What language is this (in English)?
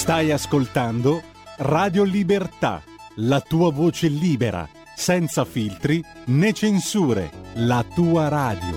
Italian